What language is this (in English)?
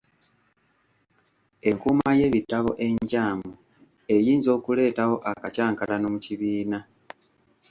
Ganda